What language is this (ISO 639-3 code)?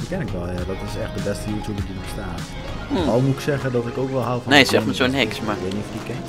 nld